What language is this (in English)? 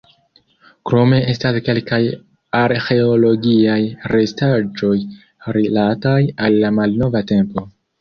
Esperanto